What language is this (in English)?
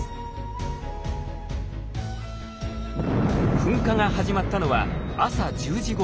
Japanese